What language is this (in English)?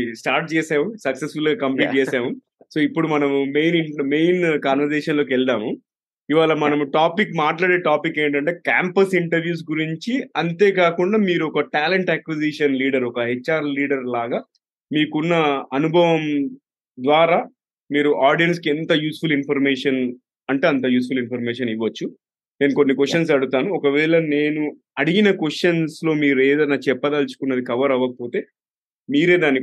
Telugu